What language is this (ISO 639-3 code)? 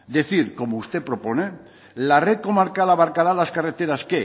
spa